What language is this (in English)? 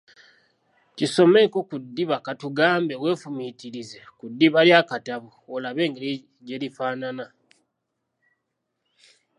Ganda